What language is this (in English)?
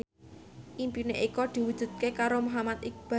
Javanese